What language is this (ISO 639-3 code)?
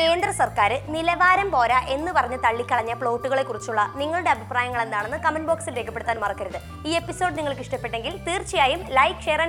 mal